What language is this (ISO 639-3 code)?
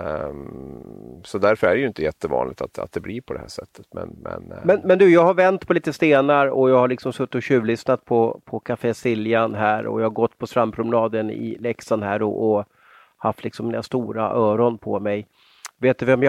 swe